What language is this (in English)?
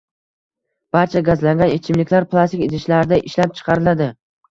Uzbek